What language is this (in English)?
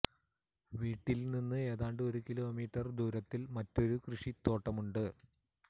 Malayalam